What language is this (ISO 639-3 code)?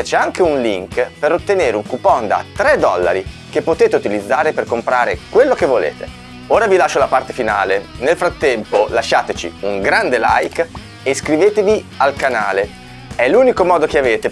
ita